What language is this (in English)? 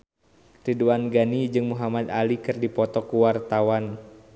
Sundanese